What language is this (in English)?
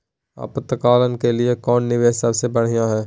Magahi